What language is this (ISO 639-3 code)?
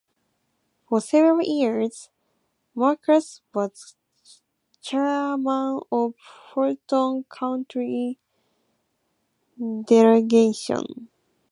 eng